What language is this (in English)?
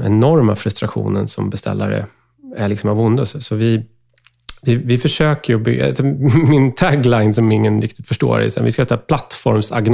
Swedish